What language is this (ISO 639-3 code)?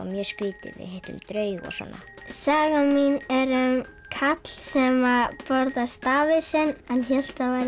isl